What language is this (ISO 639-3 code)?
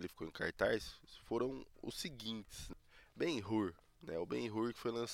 por